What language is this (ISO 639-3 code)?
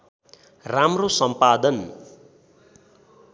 nep